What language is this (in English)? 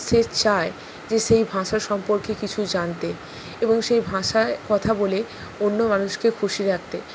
Bangla